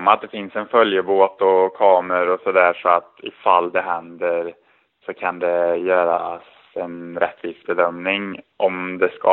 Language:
Swedish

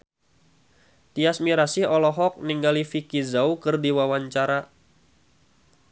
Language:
Sundanese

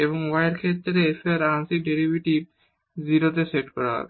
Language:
Bangla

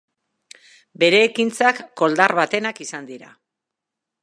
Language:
Basque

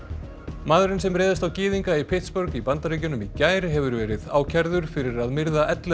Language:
Icelandic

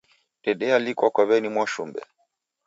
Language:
Taita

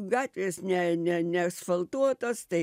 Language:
Lithuanian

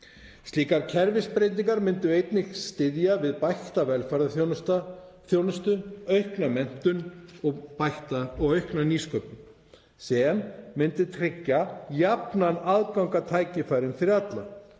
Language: Icelandic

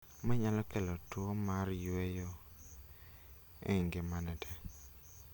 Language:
Luo (Kenya and Tanzania)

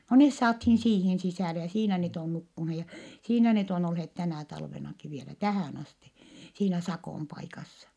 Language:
Finnish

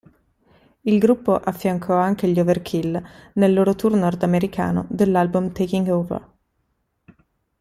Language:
Italian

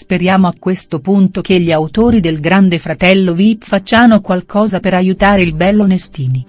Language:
Italian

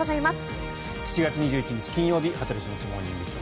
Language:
Japanese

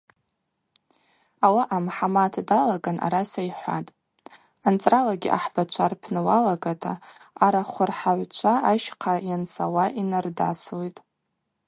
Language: Abaza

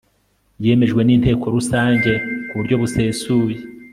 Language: Kinyarwanda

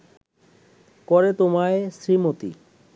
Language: Bangla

